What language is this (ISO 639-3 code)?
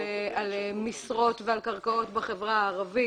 heb